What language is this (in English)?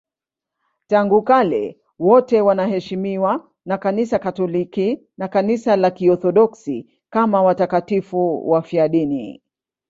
Swahili